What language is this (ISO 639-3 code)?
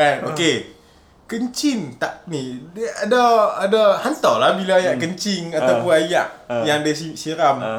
msa